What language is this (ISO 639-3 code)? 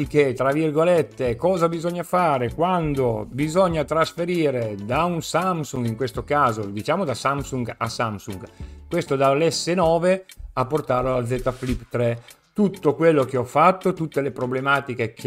ita